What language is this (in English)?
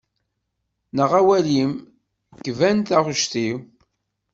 Kabyle